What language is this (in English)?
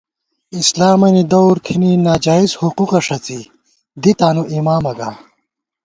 Gawar-Bati